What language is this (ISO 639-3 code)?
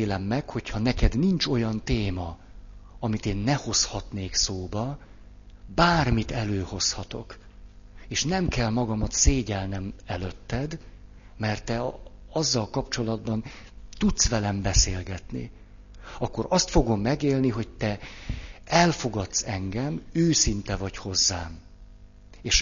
hun